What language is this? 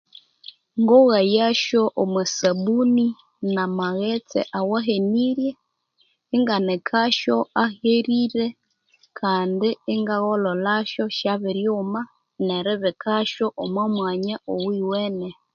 Konzo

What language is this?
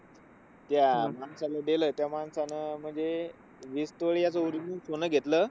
Marathi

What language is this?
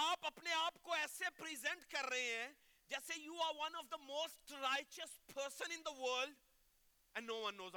Urdu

